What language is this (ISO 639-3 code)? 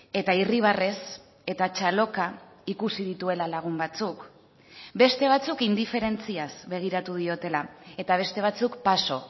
eus